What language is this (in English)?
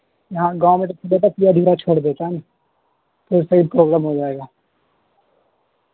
Urdu